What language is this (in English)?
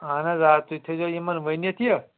Kashmiri